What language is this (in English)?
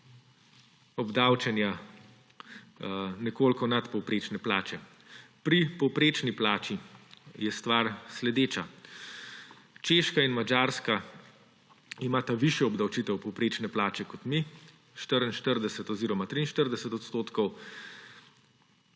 Slovenian